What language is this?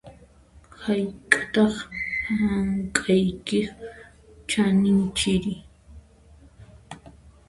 Puno Quechua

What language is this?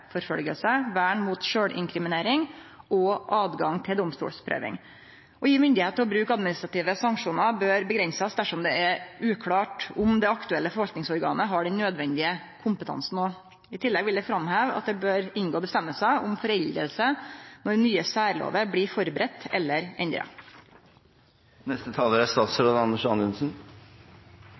Norwegian Nynorsk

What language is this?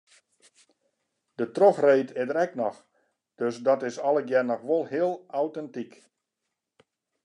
Western Frisian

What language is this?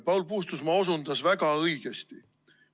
Estonian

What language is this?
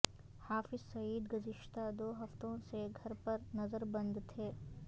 Urdu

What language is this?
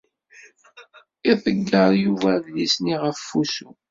Kabyle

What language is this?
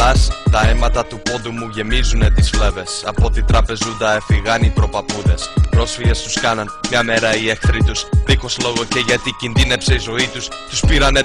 Greek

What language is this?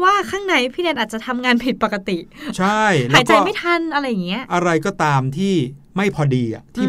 Thai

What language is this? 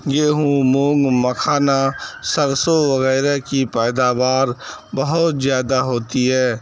Urdu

